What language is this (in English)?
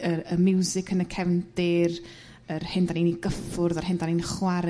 Welsh